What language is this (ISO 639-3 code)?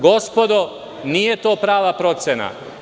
srp